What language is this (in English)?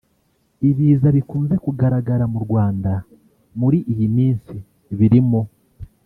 Kinyarwanda